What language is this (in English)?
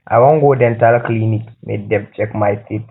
Nigerian Pidgin